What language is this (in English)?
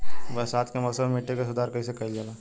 Bhojpuri